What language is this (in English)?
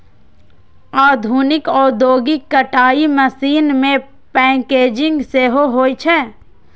Maithili